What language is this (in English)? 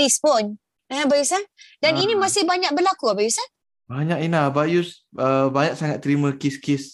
Malay